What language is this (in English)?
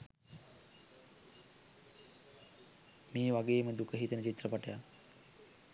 Sinhala